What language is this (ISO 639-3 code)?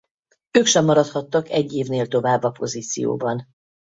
hun